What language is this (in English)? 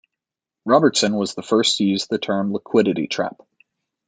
English